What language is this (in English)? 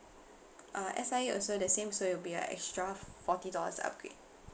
English